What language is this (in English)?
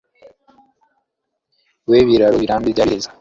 Kinyarwanda